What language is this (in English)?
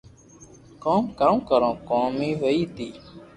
Loarki